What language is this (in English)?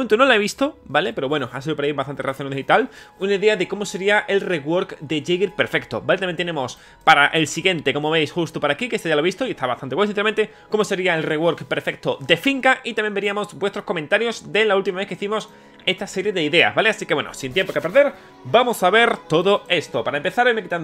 Spanish